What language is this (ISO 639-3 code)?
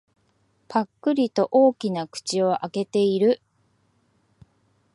jpn